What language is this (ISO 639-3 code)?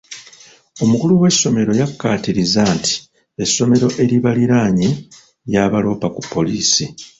lug